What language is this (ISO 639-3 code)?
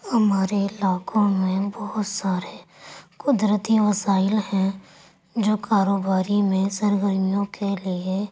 urd